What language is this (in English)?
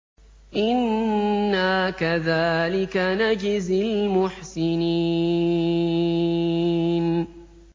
Arabic